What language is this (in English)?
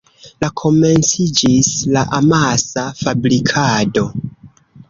Esperanto